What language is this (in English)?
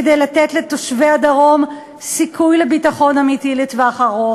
Hebrew